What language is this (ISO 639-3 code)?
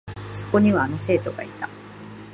jpn